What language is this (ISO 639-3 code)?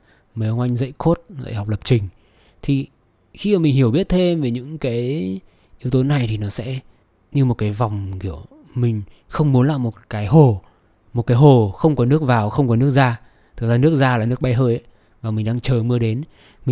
vie